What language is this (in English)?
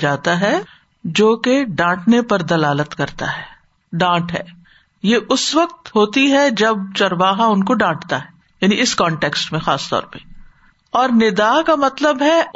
Urdu